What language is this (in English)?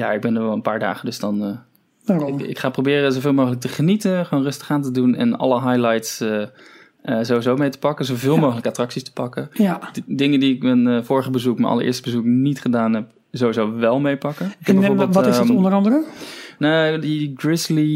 Dutch